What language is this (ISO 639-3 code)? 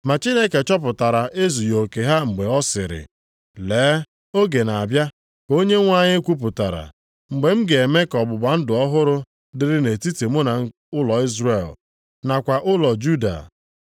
ibo